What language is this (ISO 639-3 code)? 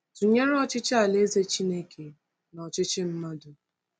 ibo